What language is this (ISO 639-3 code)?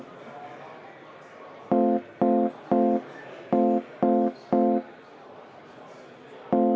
est